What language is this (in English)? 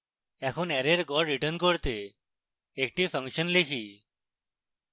Bangla